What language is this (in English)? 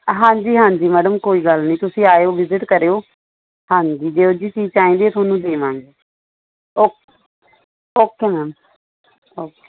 Punjabi